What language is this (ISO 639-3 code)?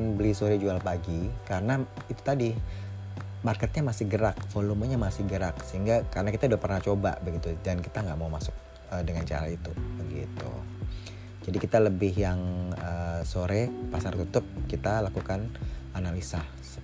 ind